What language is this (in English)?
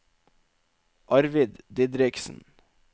Norwegian